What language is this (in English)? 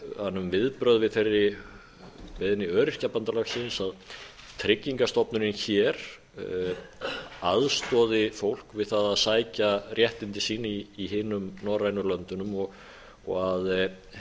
Icelandic